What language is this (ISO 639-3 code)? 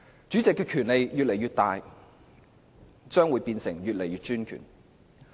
yue